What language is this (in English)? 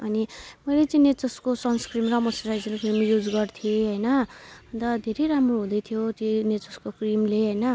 Nepali